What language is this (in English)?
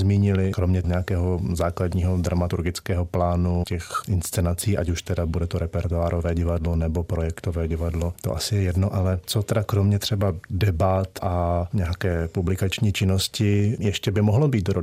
Czech